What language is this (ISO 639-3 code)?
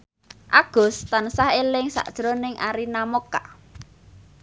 jav